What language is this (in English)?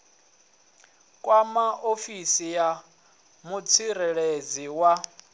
Venda